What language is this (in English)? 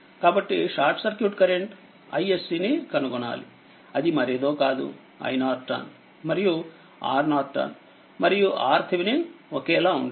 Telugu